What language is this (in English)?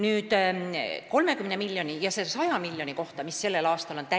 Estonian